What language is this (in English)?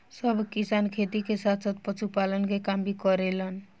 Bhojpuri